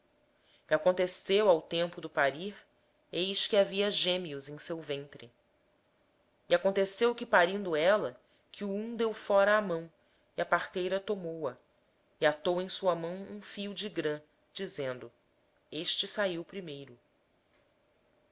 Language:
Portuguese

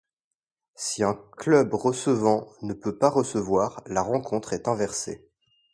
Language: French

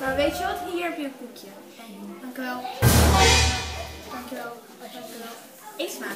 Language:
Dutch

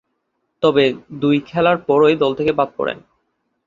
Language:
Bangla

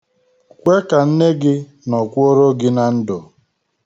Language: Igbo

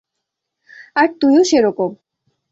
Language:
Bangla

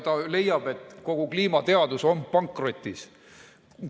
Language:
Estonian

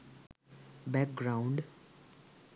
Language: Sinhala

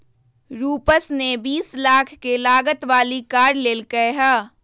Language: Magahi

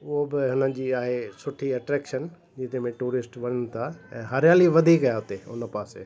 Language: Sindhi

